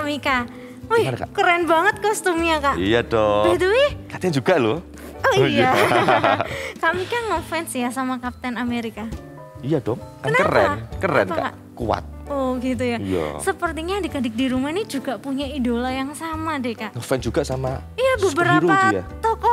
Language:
Indonesian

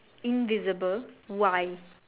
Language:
English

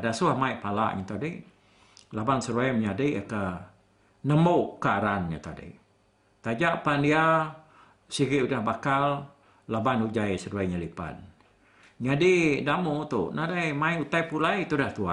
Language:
Malay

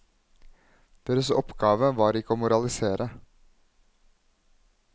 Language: Norwegian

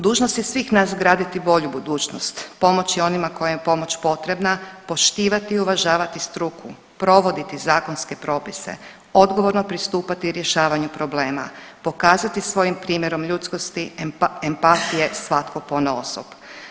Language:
Croatian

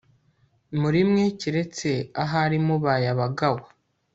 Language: Kinyarwanda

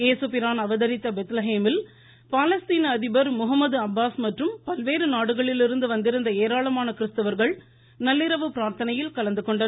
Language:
Tamil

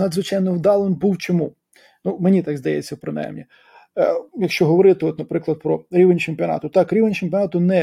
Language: Ukrainian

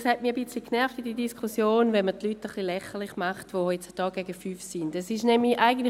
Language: Swiss German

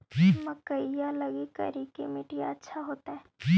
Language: Magahi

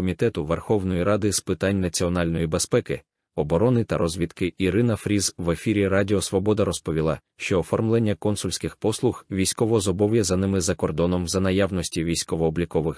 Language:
Ukrainian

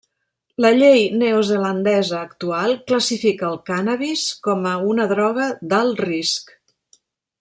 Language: Catalan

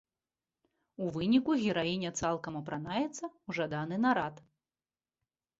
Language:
Belarusian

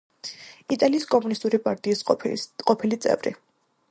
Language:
Georgian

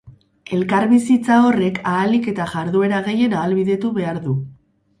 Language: Basque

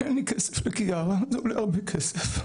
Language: Hebrew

